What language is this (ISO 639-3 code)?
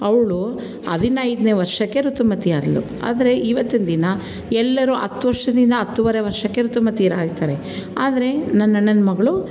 kan